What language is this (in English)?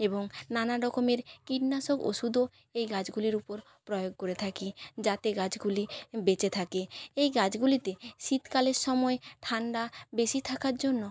Bangla